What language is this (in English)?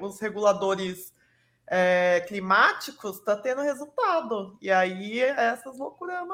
Portuguese